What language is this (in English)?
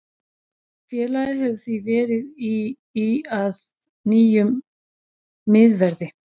Icelandic